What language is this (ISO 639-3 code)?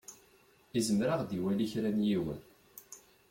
kab